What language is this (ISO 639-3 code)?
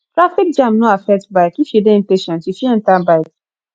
pcm